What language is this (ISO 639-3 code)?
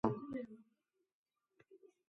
sbn